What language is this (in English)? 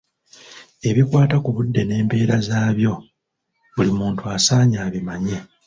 Ganda